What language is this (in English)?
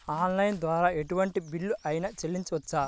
Telugu